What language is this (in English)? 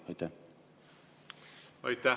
Estonian